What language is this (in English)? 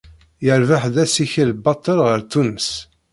Kabyle